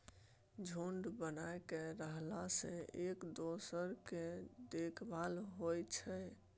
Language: Maithili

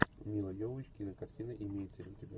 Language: Russian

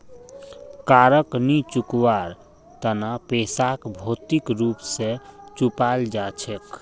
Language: Magahi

